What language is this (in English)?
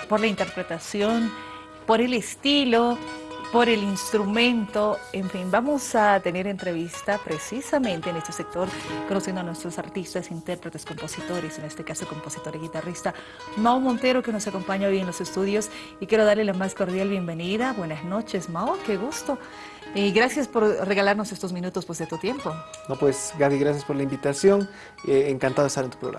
Spanish